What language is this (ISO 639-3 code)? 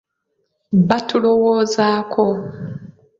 lug